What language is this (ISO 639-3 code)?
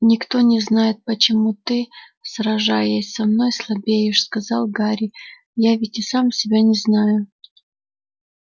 rus